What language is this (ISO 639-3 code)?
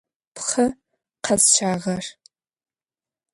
ady